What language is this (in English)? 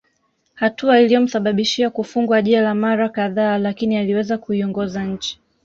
Swahili